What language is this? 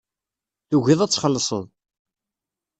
Kabyle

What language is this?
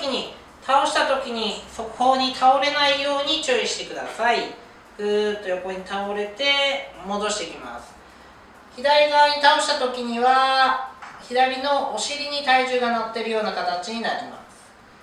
Japanese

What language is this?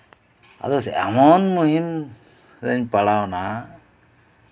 Santali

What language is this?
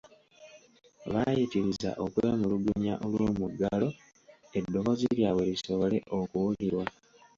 Ganda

